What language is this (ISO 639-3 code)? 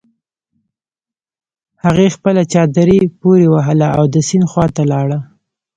pus